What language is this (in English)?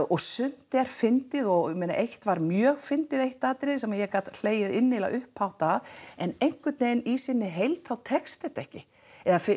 Icelandic